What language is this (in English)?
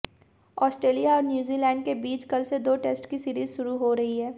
Hindi